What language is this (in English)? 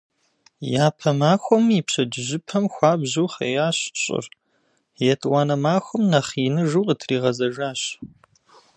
Kabardian